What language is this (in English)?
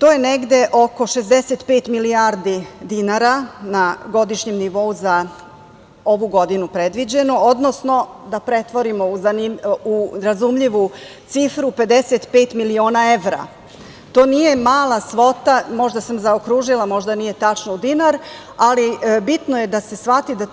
Serbian